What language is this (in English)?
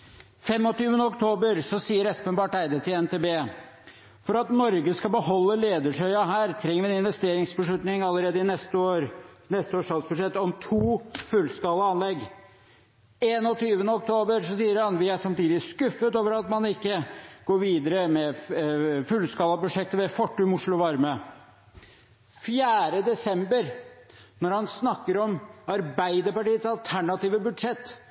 Norwegian Bokmål